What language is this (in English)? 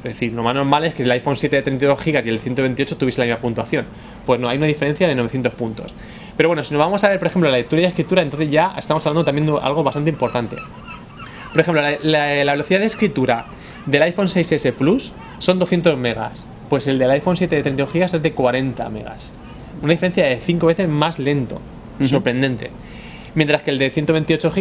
Spanish